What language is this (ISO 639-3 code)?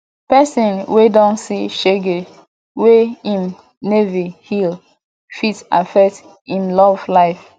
pcm